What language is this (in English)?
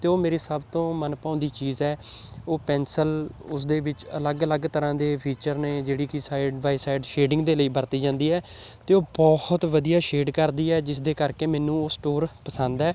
Punjabi